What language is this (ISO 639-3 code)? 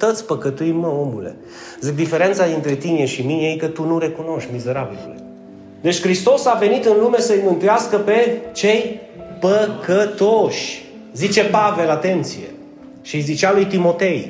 ron